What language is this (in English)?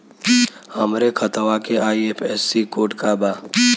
Bhojpuri